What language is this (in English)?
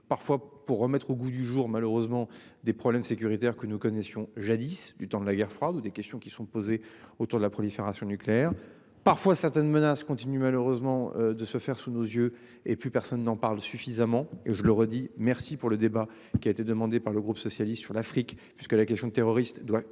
French